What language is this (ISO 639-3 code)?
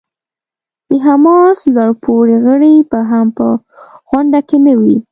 pus